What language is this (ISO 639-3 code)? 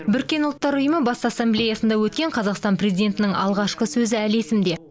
kaz